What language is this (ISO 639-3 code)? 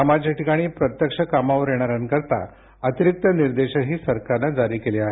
mar